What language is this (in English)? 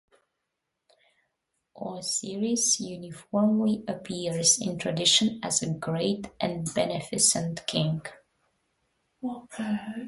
English